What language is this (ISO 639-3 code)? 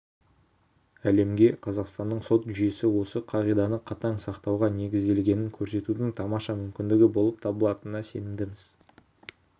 kaz